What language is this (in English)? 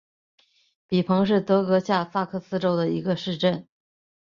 Chinese